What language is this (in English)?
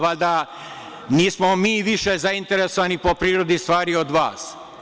Serbian